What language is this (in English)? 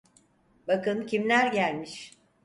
Turkish